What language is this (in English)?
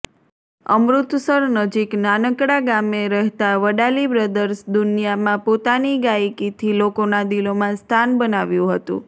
Gujarati